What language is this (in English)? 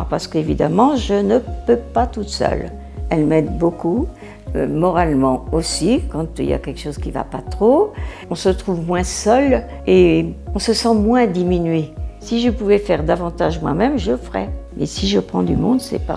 French